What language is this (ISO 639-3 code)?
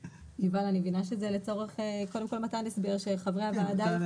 heb